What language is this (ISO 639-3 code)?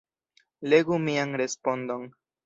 epo